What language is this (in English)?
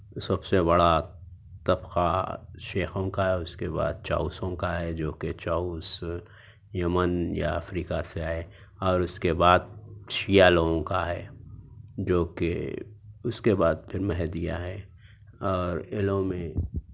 Urdu